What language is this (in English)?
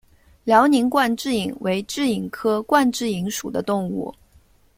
Chinese